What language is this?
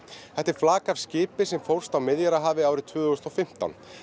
Icelandic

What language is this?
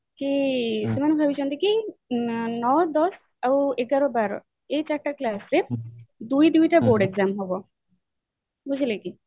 Odia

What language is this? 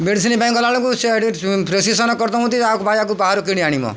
Odia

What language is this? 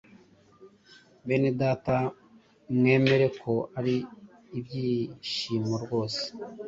Kinyarwanda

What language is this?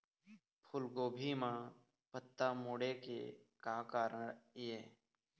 Chhattisgarhi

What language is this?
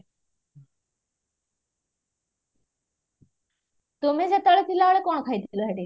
Odia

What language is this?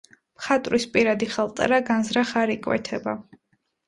Georgian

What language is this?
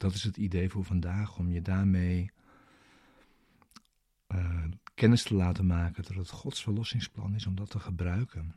Dutch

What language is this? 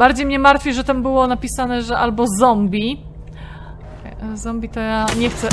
Polish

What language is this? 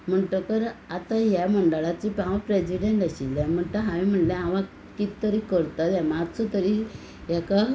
Konkani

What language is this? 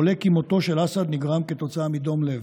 Hebrew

